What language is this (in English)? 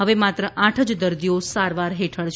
Gujarati